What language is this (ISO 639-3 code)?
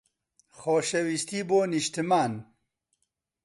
ckb